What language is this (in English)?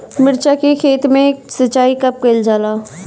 Bhojpuri